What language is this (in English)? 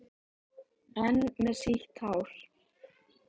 Icelandic